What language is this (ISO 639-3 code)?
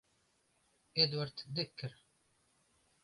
chm